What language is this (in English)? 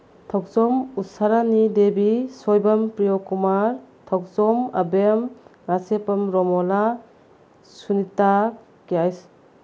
Manipuri